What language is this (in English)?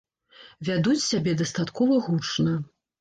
Belarusian